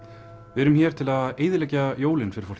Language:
Icelandic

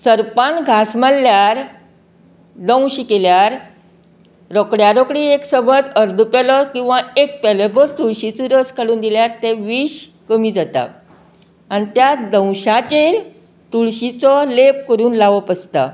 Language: Konkani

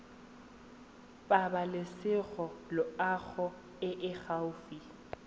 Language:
Tswana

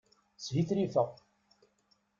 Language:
Kabyle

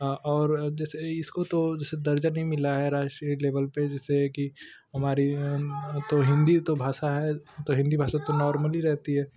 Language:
Hindi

